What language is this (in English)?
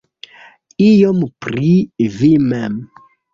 Esperanto